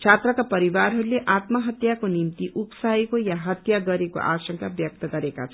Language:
Nepali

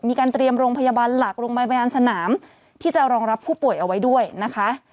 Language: Thai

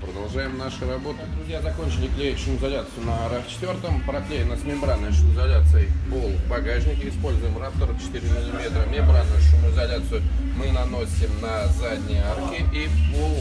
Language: Russian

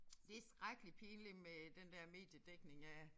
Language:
Danish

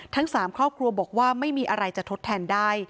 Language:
Thai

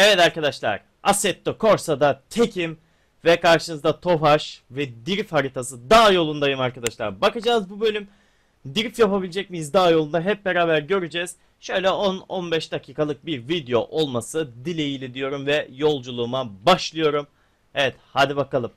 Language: Turkish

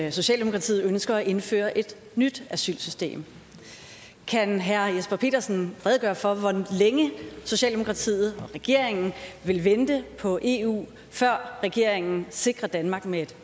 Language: Danish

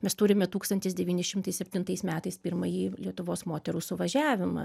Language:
Lithuanian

